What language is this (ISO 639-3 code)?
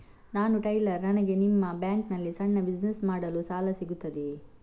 kan